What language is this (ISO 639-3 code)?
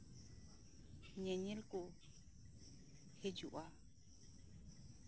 sat